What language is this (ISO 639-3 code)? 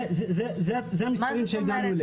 heb